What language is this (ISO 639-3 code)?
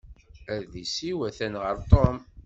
kab